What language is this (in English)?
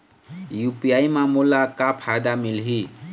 Chhattisgarhi